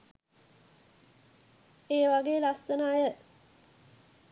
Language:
Sinhala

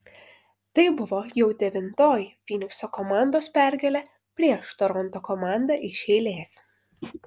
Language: Lithuanian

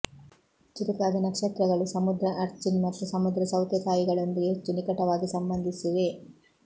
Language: Kannada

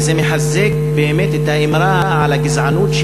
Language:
Hebrew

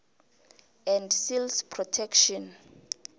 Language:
South Ndebele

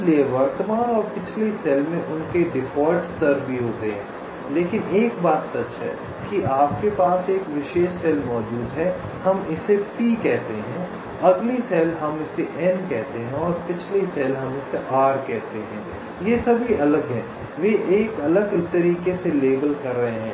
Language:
Hindi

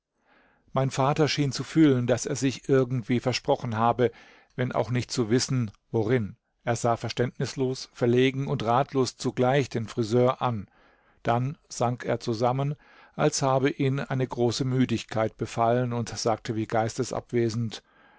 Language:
German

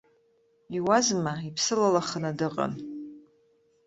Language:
Abkhazian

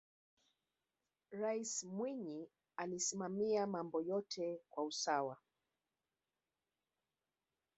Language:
Swahili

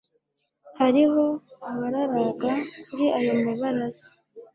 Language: Kinyarwanda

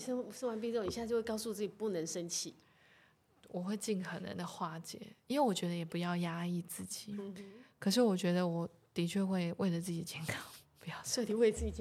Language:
Chinese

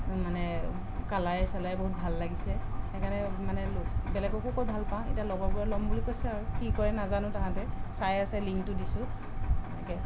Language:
Assamese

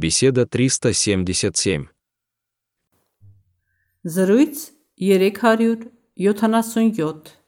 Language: Russian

